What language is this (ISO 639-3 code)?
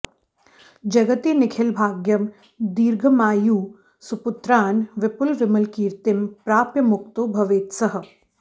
san